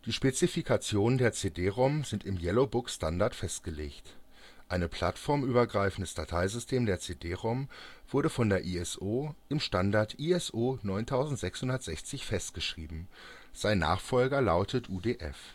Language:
German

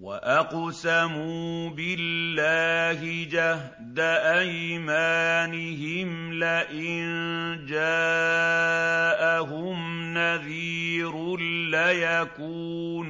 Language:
Arabic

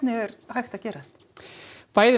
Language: Icelandic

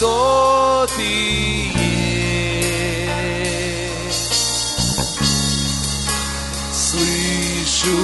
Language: Russian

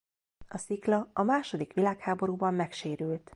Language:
Hungarian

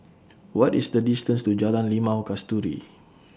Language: English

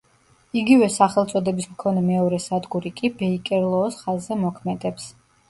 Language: Georgian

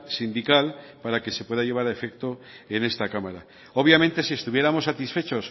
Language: Spanish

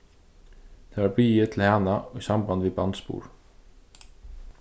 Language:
Faroese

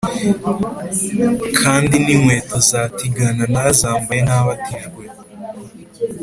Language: Kinyarwanda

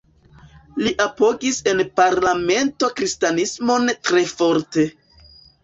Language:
Esperanto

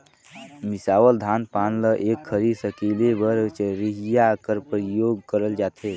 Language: Chhattisgarhi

